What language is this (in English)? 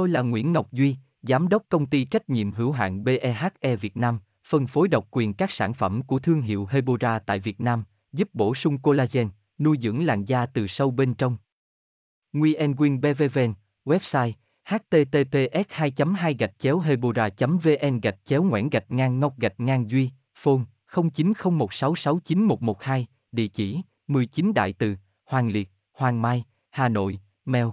Vietnamese